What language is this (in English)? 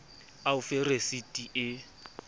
Southern Sotho